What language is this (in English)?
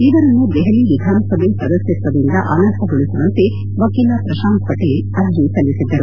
Kannada